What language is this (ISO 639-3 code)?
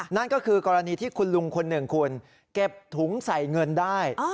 tha